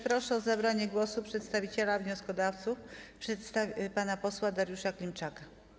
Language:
Polish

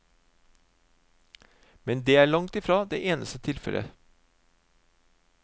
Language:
Norwegian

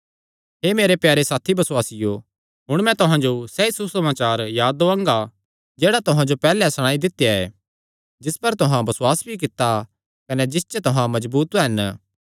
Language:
Kangri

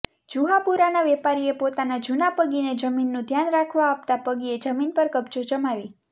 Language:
Gujarati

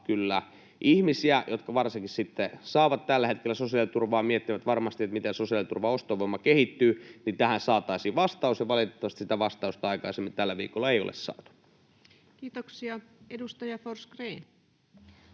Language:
Finnish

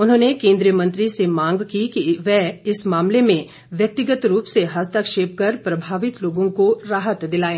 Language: Hindi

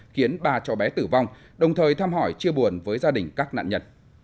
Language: Vietnamese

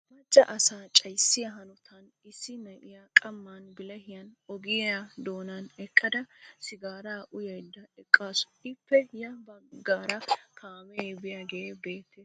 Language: Wolaytta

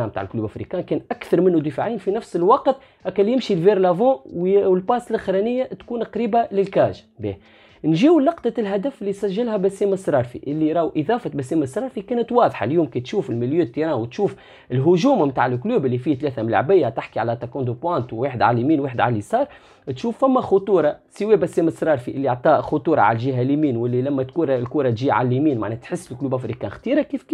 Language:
Arabic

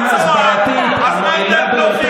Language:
Hebrew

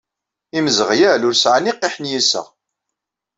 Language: Kabyle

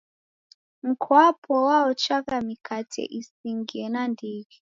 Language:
Taita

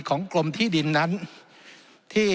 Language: Thai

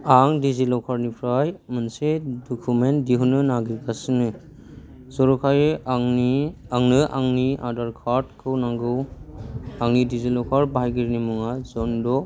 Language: Bodo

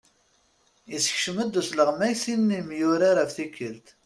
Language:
Kabyle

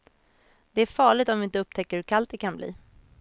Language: Swedish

